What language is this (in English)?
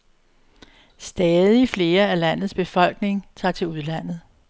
Danish